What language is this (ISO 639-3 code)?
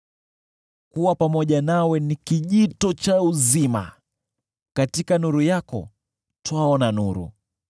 swa